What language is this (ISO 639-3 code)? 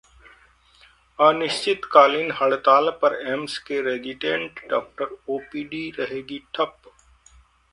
hin